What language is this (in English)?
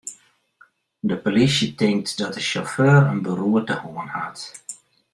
Western Frisian